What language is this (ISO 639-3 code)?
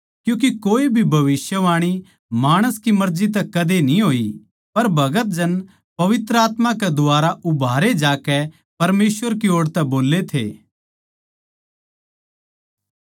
bgc